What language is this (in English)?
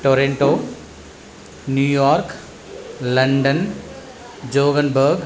Sanskrit